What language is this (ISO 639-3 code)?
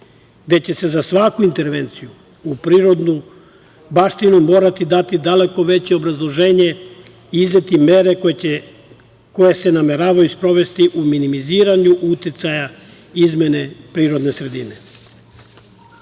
srp